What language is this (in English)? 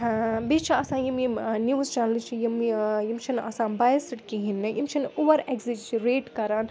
Kashmiri